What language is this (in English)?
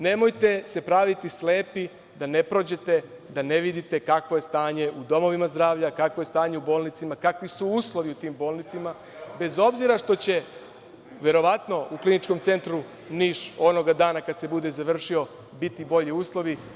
Serbian